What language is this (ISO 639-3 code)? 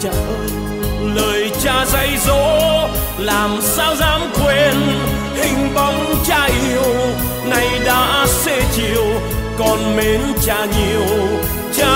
vie